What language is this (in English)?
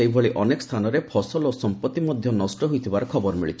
Odia